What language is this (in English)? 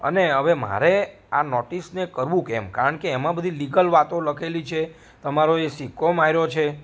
Gujarati